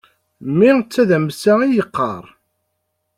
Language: Kabyle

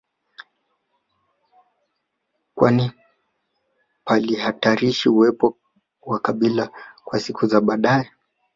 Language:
Swahili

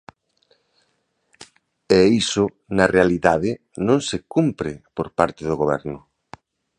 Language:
Galician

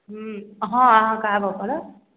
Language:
Maithili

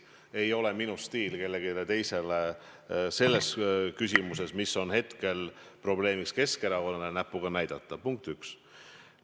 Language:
Estonian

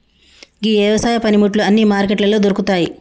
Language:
Telugu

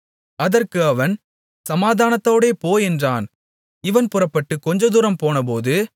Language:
Tamil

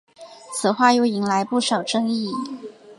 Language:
Chinese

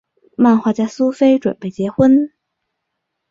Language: Chinese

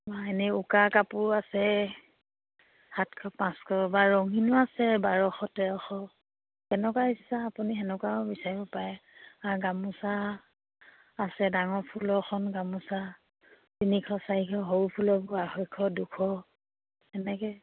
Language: Assamese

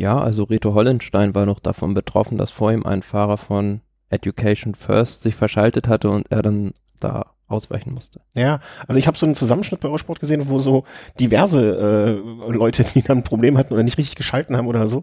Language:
German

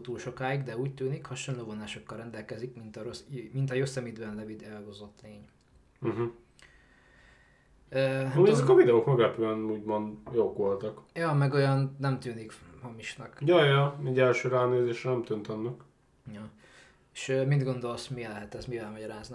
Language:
Hungarian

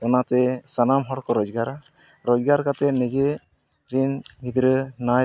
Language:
Santali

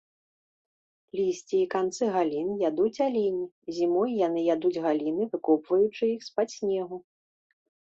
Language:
Belarusian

